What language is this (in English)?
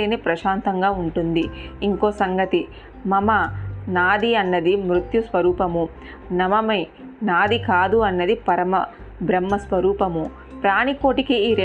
Telugu